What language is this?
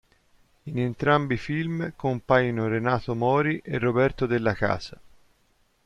Italian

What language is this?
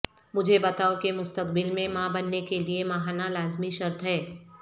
Urdu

